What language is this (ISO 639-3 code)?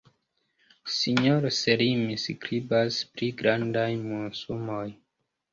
epo